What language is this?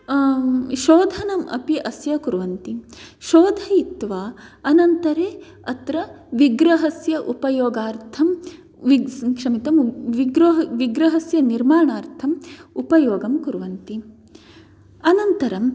Sanskrit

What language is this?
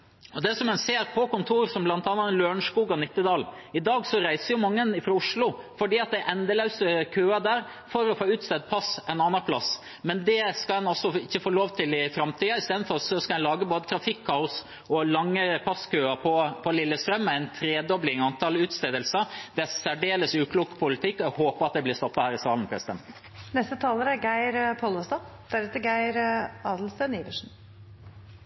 Norwegian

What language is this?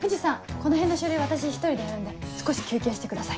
Japanese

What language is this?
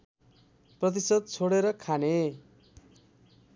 Nepali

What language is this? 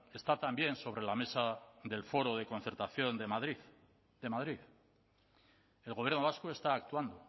Spanish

